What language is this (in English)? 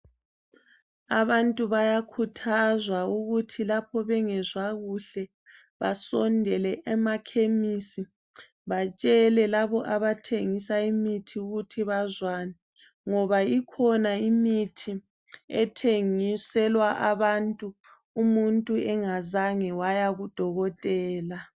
North Ndebele